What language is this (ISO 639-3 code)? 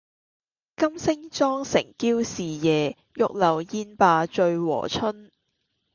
yue